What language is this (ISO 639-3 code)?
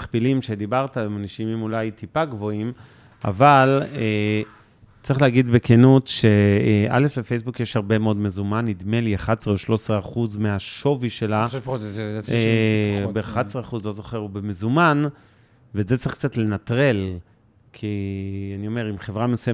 heb